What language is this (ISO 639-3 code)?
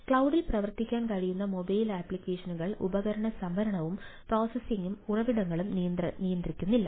mal